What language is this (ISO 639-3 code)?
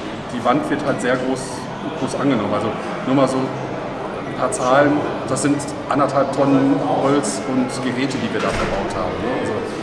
deu